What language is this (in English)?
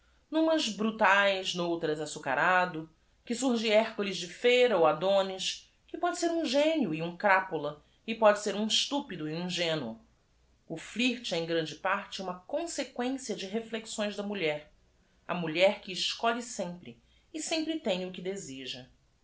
Portuguese